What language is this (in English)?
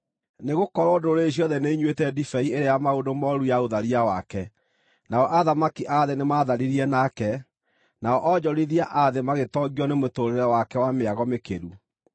Kikuyu